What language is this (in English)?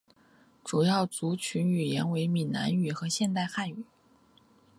Chinese